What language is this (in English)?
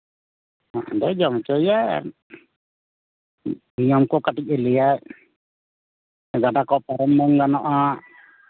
Santali